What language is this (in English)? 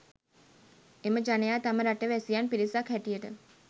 Sinhala